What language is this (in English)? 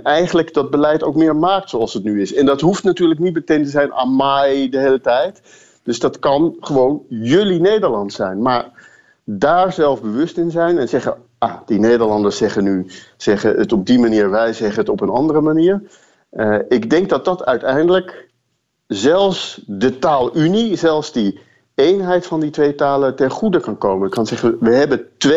Dutch